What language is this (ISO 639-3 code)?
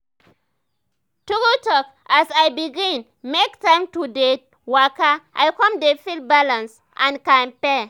pcm